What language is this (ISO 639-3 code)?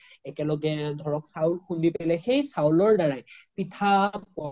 asm